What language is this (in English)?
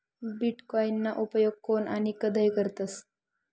Marathi